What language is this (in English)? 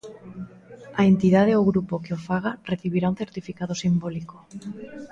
Galician